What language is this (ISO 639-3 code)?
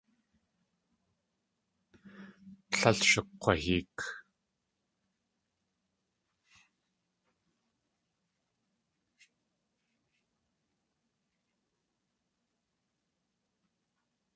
tli